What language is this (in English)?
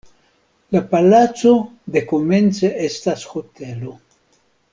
Esperanto